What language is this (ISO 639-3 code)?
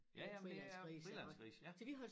dan